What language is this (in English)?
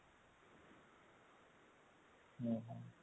Odia